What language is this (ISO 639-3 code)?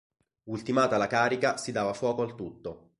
ita